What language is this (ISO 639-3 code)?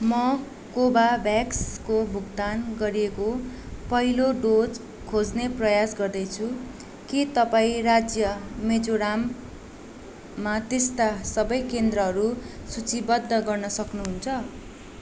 nep